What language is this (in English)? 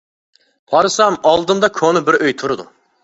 Uyghur